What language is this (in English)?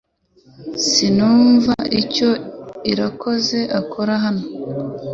Kinyarwanda